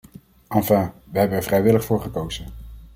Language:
Dutch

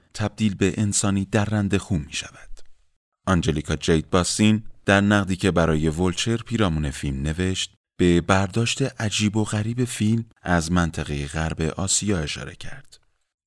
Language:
Persian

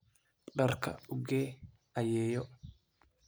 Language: Somali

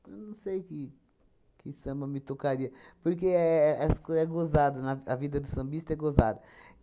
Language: Portuguese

